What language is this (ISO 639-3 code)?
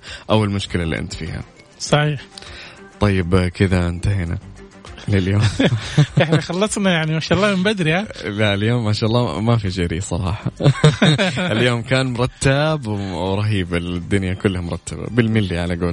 ara